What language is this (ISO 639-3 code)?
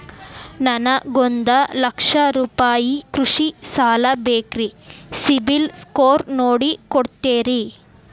kan